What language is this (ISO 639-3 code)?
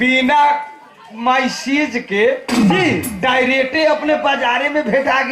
hin